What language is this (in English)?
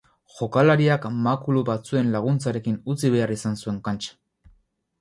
Basque